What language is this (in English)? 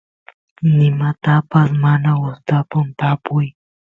Santiago del Estero Quichua